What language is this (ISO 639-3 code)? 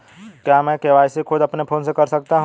hin